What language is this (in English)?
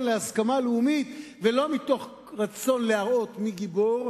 Hebrew